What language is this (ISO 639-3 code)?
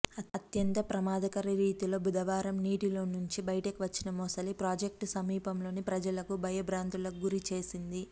tel